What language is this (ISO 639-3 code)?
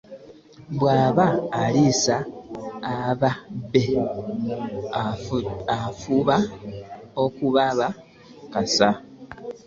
lug